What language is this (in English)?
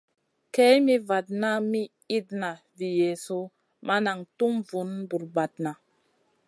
Masana